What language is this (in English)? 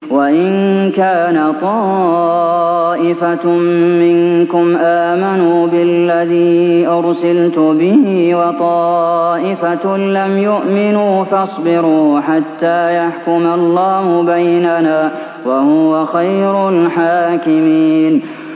Arabic